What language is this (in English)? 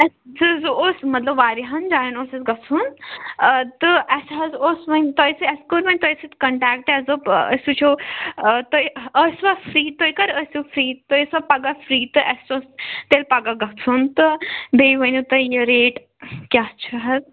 Kashmiri